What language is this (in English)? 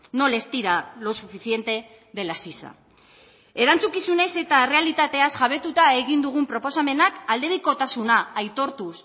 Basque